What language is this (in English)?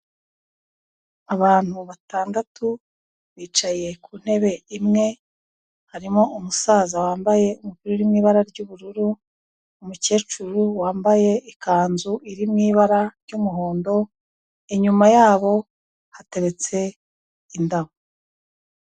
Kinyarwanda